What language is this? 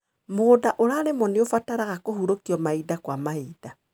Kikuyu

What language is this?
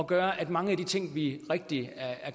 Danish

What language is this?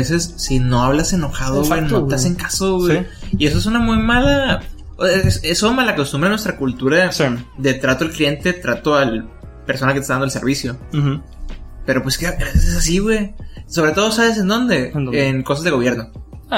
Spanish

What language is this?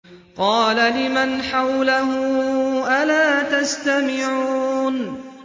Arabic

